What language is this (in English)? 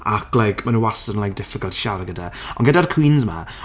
Welsh